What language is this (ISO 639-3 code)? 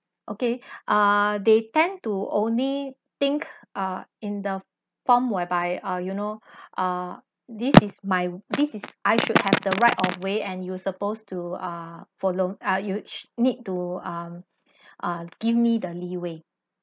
eng